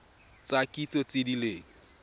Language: Tswana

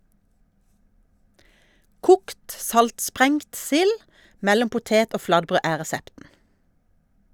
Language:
Norwegian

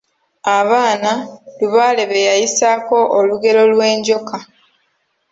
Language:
Ganda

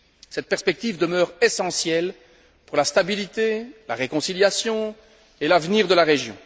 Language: French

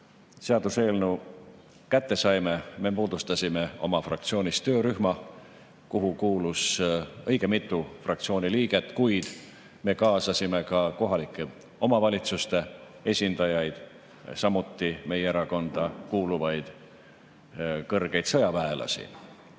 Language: Estonian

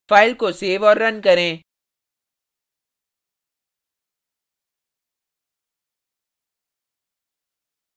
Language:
Hindi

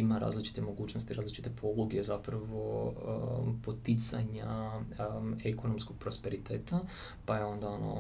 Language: Croatian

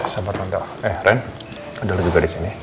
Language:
Indonesian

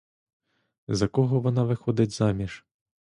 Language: Ukrainian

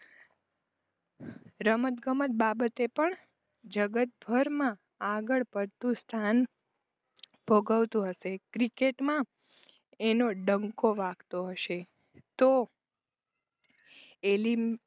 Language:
Gujarati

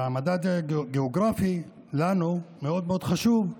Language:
Hebrew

